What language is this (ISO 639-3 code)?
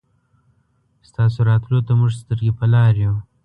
pus